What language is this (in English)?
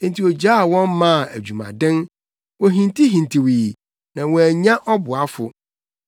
Akan